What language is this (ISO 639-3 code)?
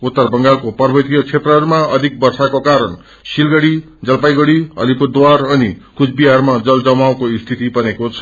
nep